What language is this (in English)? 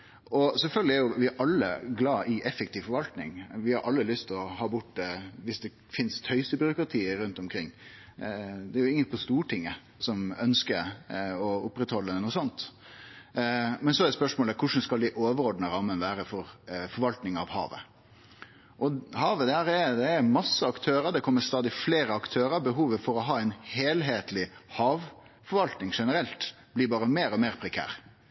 Norwegian Nynorsk